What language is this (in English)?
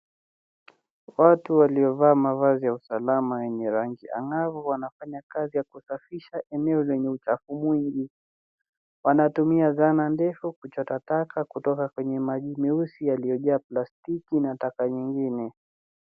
Swahili